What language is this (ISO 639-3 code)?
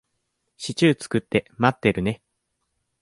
jpn